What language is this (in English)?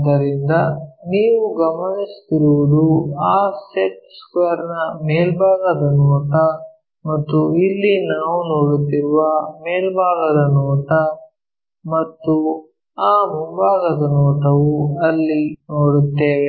Kannada